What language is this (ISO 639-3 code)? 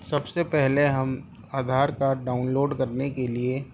urd